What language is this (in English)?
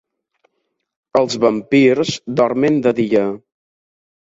Catalan